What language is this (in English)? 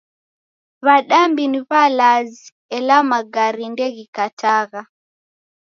Taita